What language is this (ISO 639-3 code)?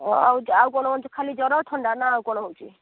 ori